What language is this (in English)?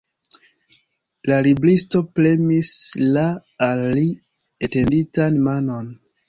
Esperanto